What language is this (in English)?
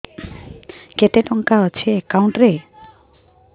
Odia